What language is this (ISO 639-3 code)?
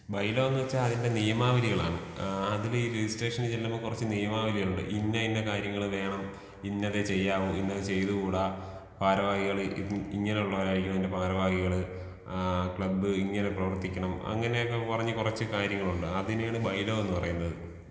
mal